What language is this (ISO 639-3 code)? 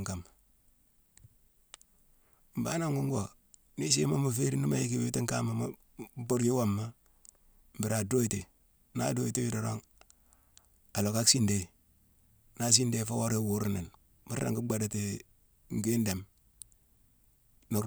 msw